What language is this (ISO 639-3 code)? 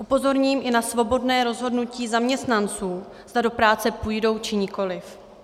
ces